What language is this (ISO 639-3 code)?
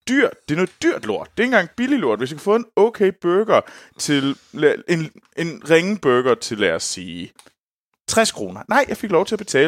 dan